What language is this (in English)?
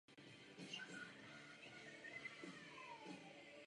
Czech